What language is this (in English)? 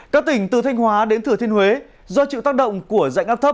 Vietnamese